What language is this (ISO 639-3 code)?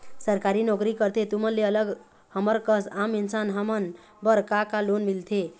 hne